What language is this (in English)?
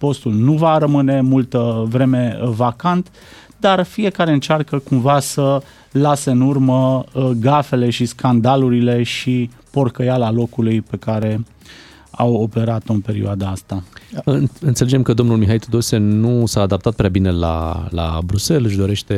Romanian